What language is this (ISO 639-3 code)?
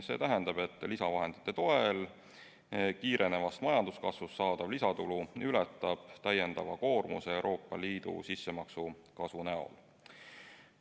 est